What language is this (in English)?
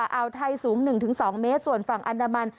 Thai